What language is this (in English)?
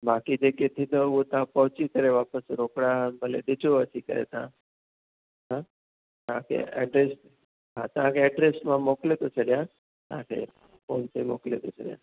Sindhi